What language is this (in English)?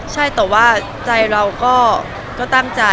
Thai